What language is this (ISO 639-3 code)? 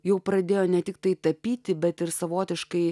lit